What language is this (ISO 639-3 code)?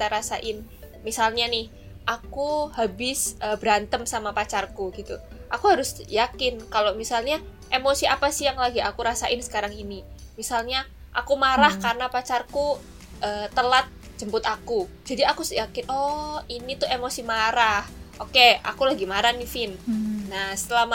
ind